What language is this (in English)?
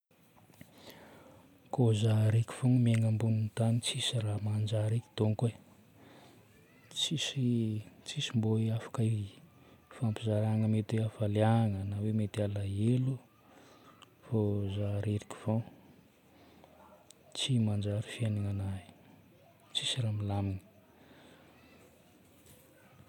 Northern Betsimisaraka Malagasy